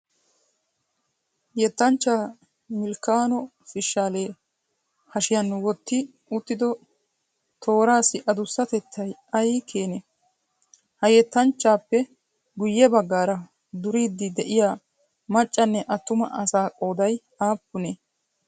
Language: Wolaytta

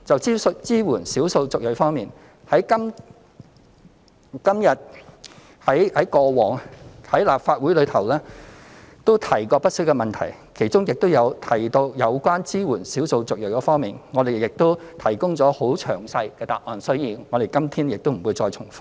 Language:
Cantonese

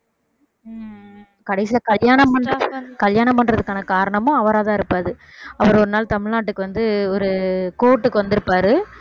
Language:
Tamil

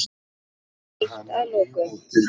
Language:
Icelandic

